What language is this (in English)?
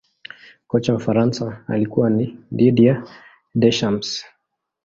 Swahili